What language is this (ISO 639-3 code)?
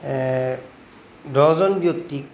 asm